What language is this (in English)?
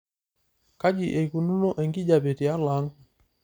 Masai